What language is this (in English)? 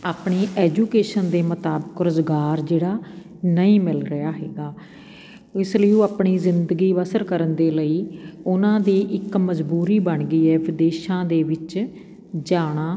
Punjabi